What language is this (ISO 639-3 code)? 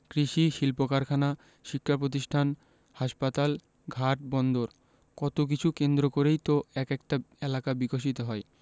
ben